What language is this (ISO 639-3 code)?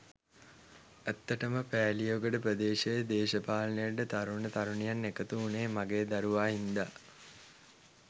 sin